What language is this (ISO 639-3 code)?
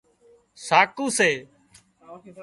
kxp